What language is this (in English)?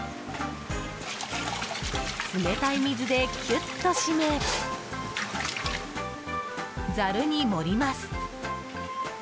Japanese